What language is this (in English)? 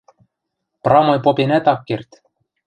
Western Mari